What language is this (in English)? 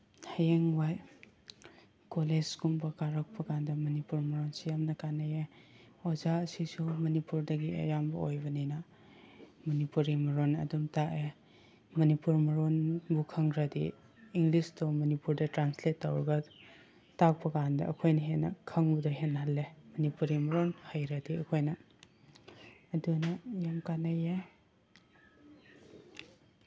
Manipuri